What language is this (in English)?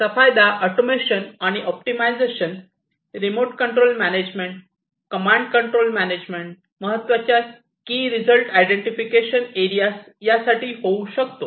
Marathi